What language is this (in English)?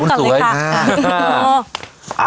Thai